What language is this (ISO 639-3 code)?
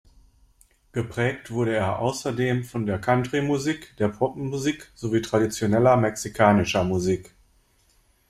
deu